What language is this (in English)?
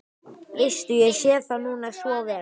Icelandic